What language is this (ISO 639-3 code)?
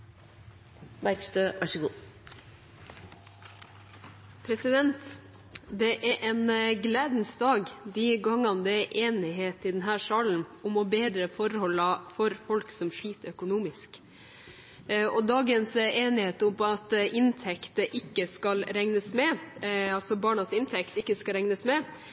nob